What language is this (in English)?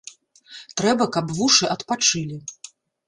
Belarusian